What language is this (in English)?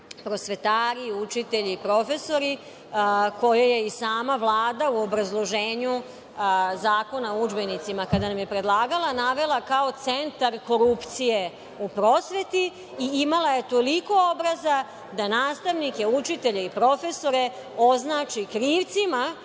Serbian